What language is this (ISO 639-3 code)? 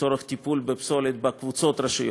heb